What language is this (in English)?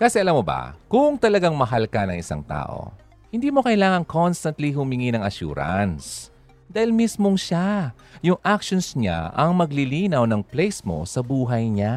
Filipino